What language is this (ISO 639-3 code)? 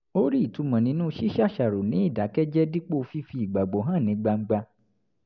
yor